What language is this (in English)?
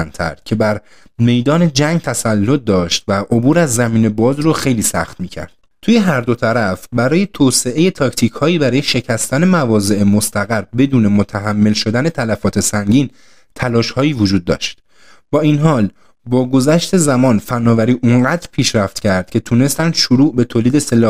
Persian